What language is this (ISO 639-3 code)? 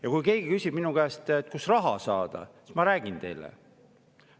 est